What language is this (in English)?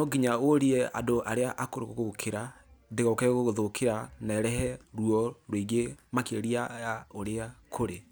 Kikuyu